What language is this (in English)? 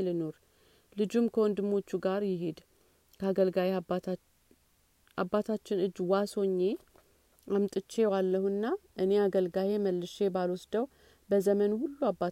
Amharic